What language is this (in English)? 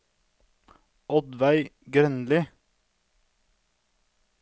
Norwegian